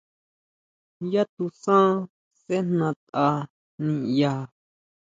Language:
Huautla Mazatec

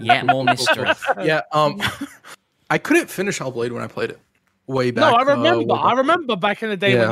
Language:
English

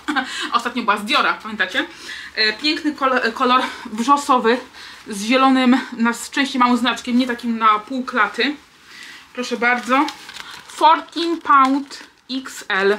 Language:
Polish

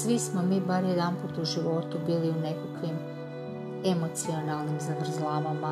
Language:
Croatian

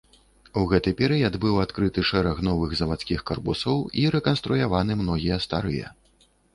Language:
Belarusian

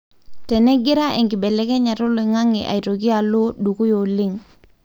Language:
Masai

